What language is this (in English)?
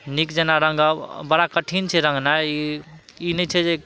Maithili